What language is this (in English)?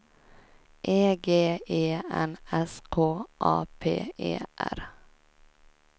Swedish